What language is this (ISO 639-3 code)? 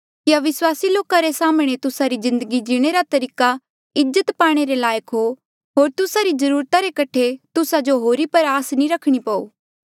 mjl